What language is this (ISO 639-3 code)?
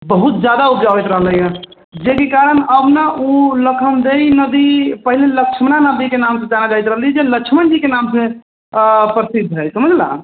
mai